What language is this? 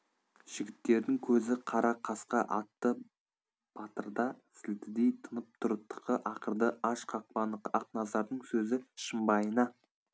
Kazakh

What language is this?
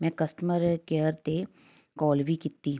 Punjabi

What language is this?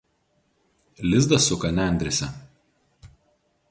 Lithuanian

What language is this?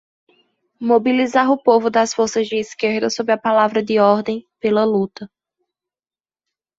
Portuguese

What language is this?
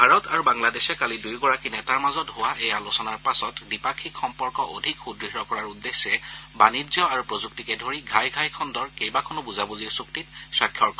Assamese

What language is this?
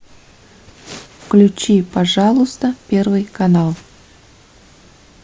Russian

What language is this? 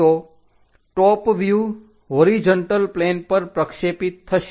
Gujarati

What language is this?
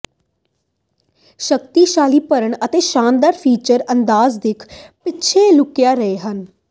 Punjabi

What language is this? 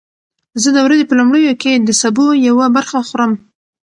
Pashto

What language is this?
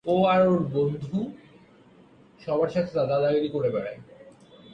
Bangla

